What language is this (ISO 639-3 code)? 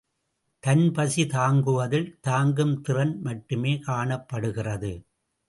tam